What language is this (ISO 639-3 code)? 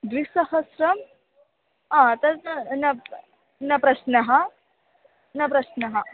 san